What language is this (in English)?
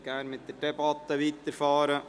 Swiss German